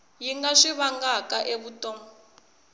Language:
Tsonga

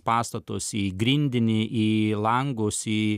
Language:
Lithuanian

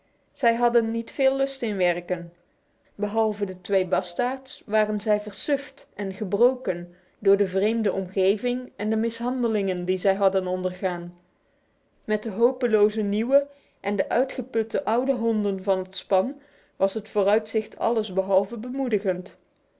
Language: Dutch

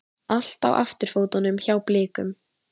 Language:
Icelandic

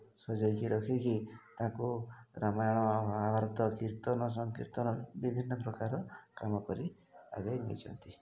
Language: Odia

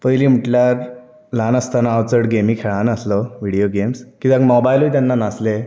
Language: Konkani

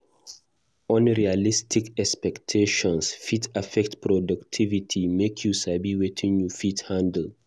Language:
Nigerian Pidgin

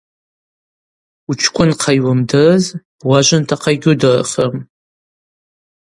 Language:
Abaza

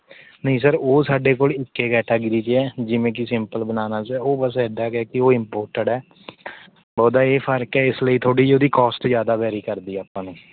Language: Punjabi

